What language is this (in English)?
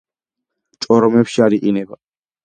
Georgian